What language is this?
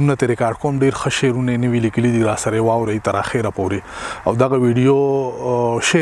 Arabic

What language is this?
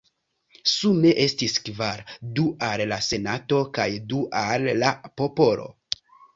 Esperanto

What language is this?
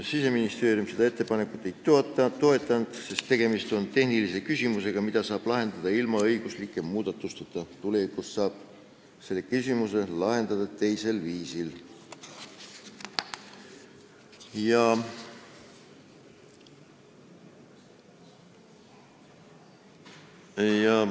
Estonian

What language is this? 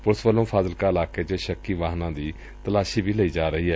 Punjabi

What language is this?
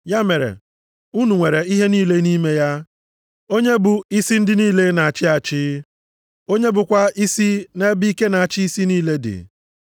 Igbo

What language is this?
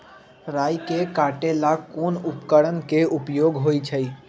Magahi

